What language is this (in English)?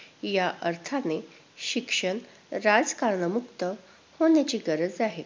Marathi